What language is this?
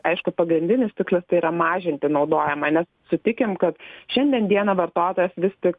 Lithuanian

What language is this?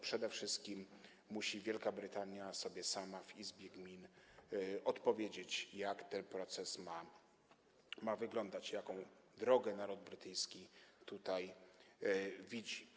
Polish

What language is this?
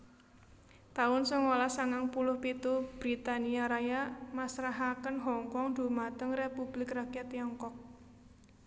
Javanese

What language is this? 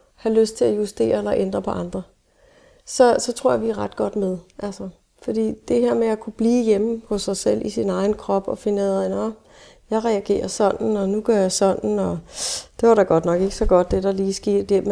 Danish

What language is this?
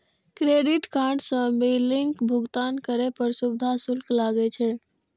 Maithili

